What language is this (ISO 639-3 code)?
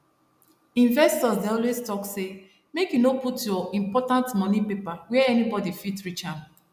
pcm